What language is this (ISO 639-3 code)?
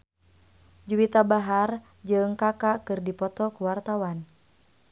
sun